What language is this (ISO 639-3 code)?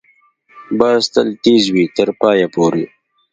pus